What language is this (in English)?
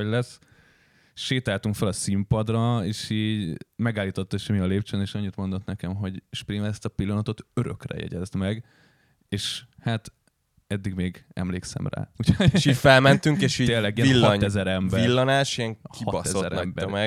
Hungarian